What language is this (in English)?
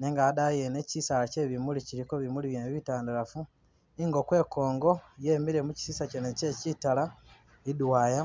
Masaaba